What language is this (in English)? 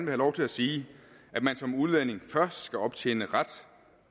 Danish